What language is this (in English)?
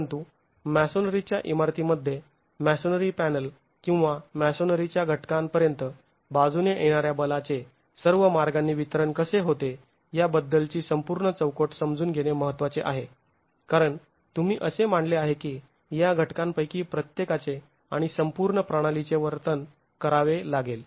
Marathi